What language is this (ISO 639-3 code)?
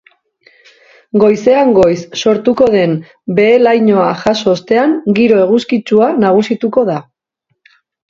eus